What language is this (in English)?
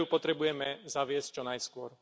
Slovak